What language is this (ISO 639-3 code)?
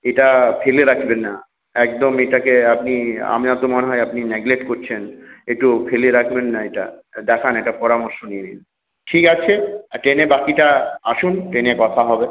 ben